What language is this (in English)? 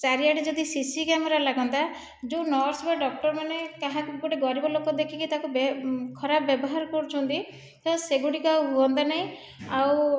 Odia